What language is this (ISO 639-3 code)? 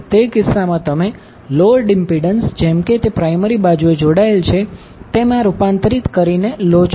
guj